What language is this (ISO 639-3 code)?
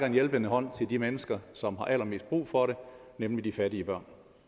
dan